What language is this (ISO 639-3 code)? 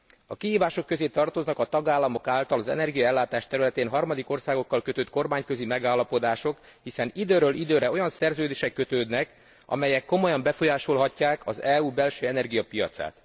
hun